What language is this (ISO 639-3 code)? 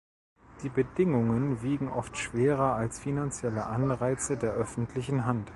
deu